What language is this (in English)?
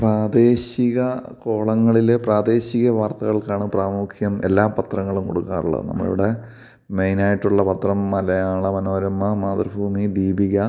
Malayalam